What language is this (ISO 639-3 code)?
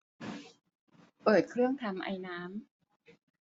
tha